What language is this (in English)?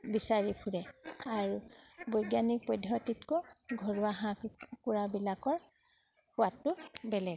Assamese